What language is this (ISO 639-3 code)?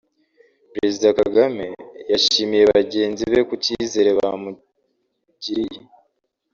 kin